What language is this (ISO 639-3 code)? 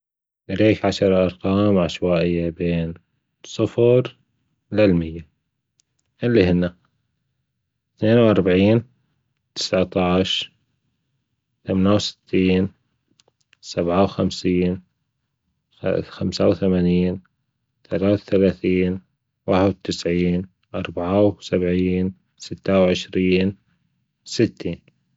afb